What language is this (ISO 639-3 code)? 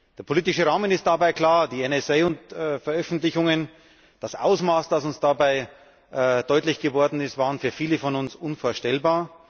deu